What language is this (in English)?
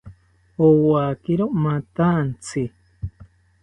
South Ucayali Ashéninka